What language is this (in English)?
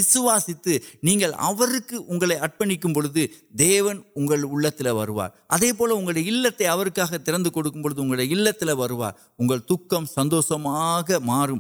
Urdu